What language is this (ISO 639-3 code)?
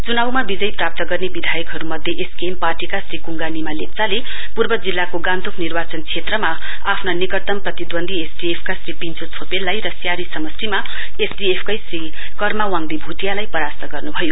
nep